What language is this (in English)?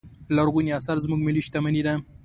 Pashto